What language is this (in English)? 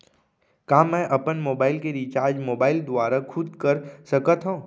Chhattisgarhi